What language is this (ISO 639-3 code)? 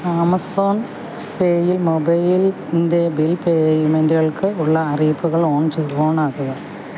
mal